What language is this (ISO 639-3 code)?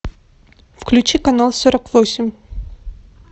rus